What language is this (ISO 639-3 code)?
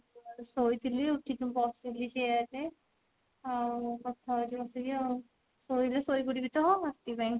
ori